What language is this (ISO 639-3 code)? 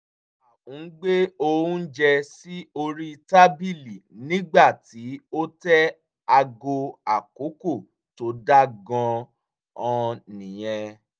yor